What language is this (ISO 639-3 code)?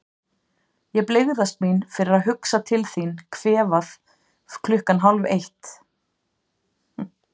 isl